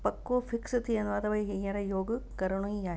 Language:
Sindhi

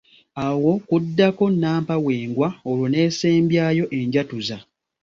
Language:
Ganda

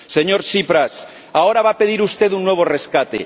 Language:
Spanish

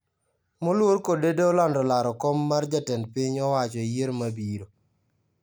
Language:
Luo (Kenya and Tanzania)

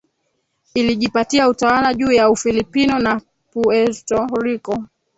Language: Swahili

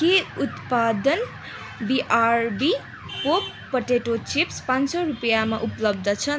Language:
Nepali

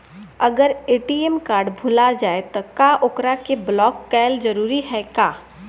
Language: Bhojpuri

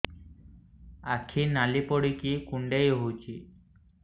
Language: Odia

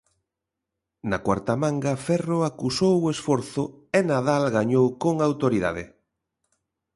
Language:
Galician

